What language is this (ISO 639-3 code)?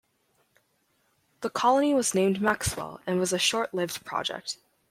eng